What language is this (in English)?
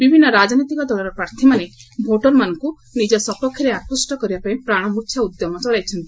Odia